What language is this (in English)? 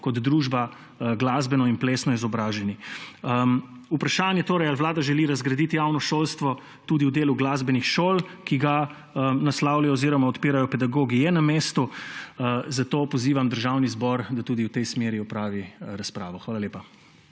Slovenian